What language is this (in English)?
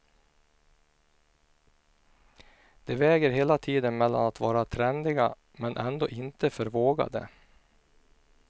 Swedish